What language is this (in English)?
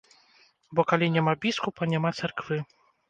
Belarusian